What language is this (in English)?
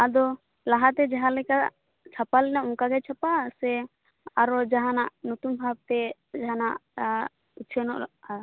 Santali